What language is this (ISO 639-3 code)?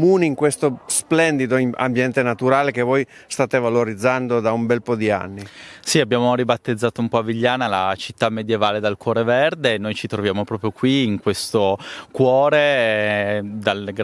ita